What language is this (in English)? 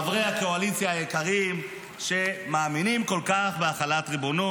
Hebrew